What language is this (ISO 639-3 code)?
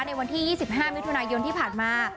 tha